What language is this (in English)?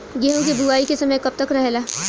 Bhojpuri